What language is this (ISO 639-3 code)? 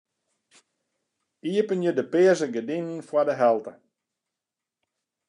fry